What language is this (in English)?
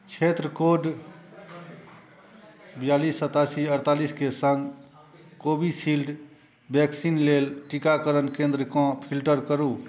Maithili